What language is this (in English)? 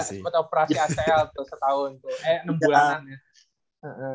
Indonesian